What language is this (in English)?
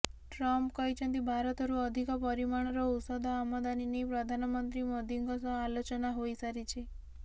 Odia